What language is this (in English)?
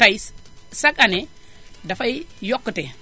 Wolof